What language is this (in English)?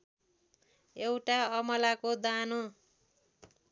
Nepali